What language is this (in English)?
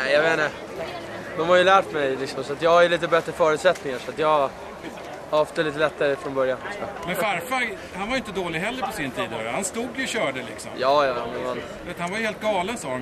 Swedish